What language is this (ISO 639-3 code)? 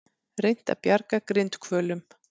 isl